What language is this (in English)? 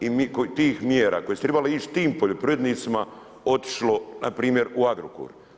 Croatian